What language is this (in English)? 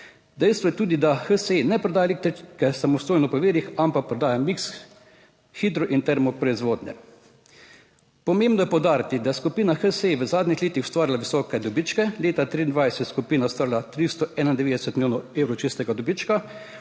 Slovenian